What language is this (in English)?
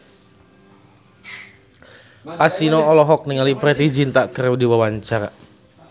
Sundanese